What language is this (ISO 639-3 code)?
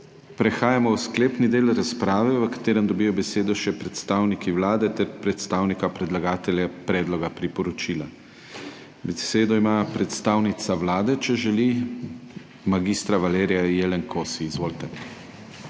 slv